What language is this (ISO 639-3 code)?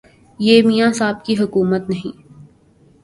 urd